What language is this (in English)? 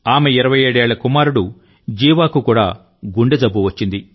Telugu